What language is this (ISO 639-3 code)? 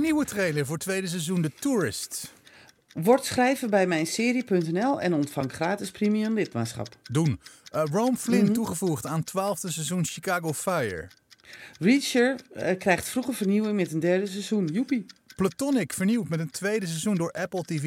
nld